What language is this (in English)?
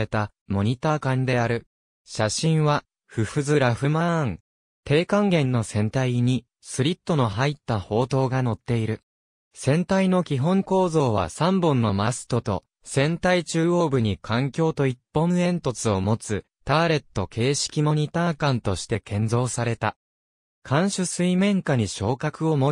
Japanese